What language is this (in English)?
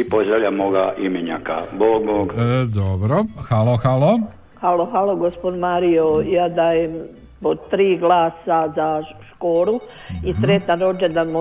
Croatian